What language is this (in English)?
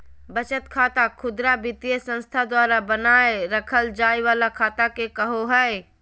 Magahi